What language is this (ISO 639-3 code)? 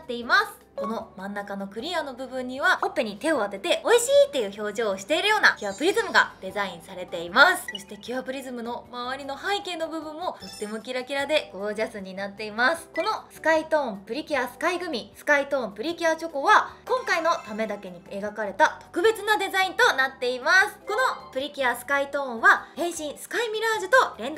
jpn